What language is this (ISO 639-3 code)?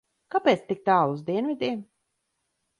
lav